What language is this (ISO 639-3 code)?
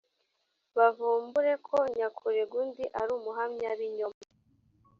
kin